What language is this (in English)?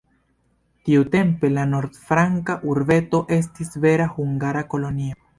Esperanto